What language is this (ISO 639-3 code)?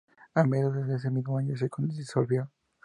spa